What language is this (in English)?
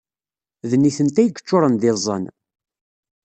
Kabyle